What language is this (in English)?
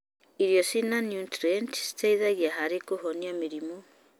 Kikuyu